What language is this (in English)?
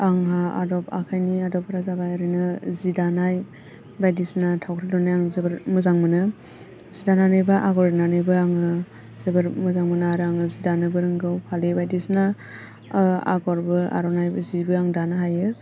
Bodo